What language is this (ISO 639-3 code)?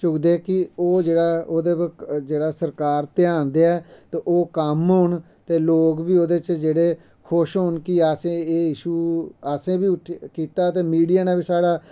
doi